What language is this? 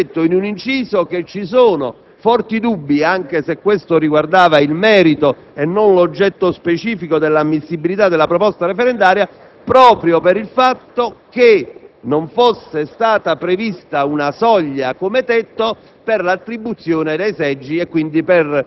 Italian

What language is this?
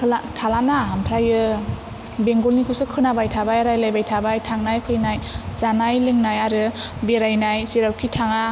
Bodo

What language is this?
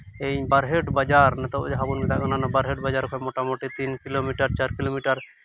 Santali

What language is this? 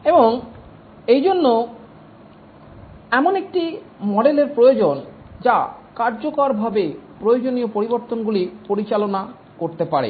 Bangla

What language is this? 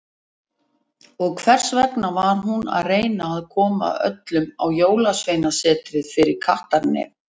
Icelandic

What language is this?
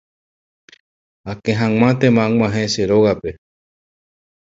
Guarani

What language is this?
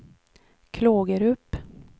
Swedish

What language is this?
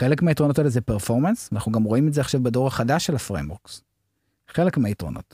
Hebrew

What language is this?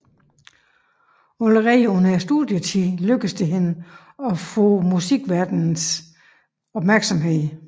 Danish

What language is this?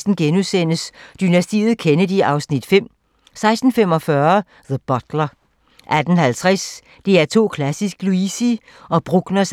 Danish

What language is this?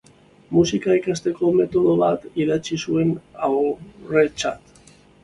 Basque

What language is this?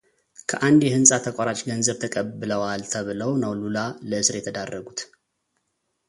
Amharic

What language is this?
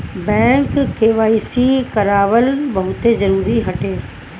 Bhojpuri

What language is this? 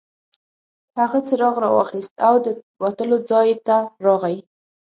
Pashto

